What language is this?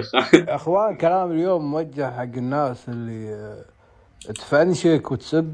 Arabic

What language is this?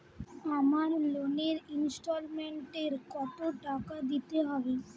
Bangla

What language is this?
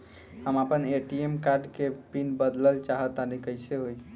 Bhojpuri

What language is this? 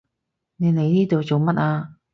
Cantonese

